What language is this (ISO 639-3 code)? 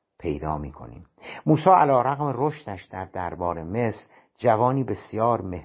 fas